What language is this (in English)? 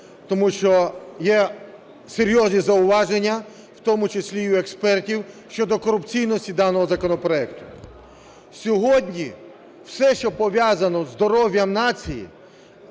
Ukrainian